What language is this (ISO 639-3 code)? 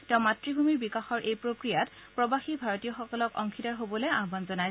asm